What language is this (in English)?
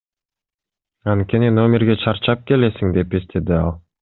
Kyrgyz